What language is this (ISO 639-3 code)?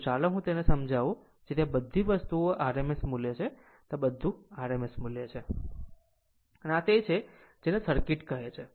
guj